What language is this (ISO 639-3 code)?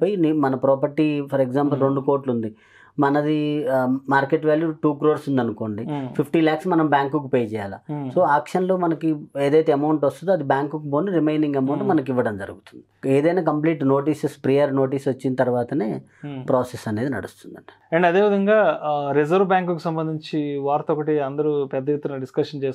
tel